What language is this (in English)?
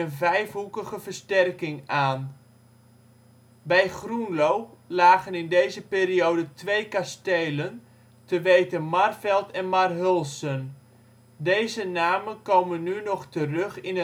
Dutch